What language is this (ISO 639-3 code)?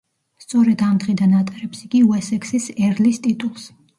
kat